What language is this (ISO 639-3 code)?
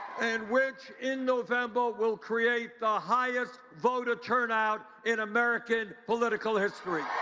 eng